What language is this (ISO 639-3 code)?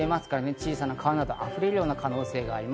jpn